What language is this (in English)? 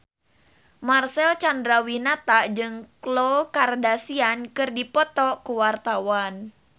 Sundanese